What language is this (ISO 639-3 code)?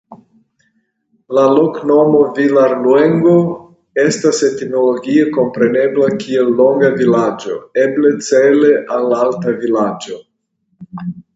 epo